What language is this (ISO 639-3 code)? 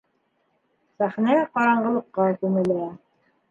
bak